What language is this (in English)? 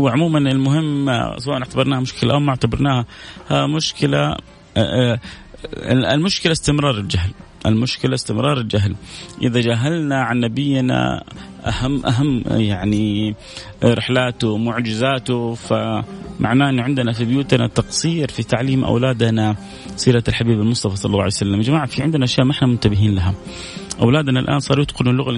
Arabic